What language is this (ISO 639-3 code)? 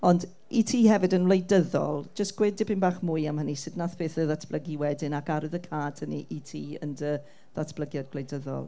cym